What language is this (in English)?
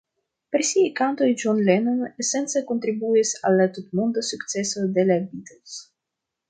Esperanto